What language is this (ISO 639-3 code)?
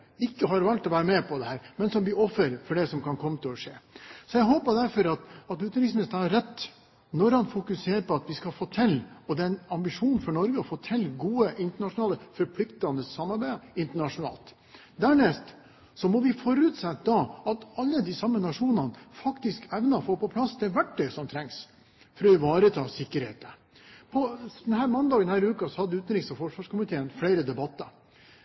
nob